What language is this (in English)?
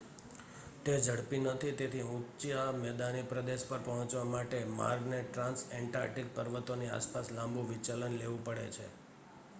Gujarati